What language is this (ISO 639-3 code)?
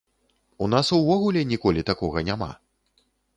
bel